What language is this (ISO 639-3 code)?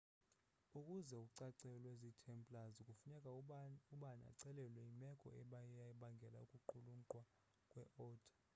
xho